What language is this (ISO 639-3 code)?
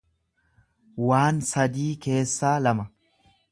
orm